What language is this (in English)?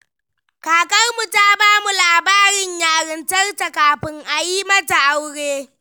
Hausa